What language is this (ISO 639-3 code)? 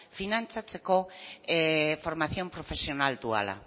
eus